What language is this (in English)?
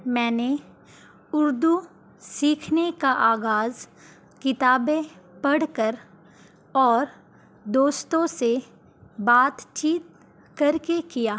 Urdu